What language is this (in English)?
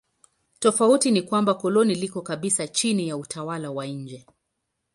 Swahili